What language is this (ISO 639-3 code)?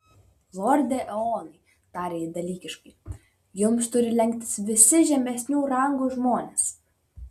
lit